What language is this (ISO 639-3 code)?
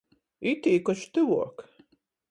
ltg